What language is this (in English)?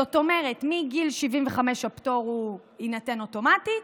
Hebrew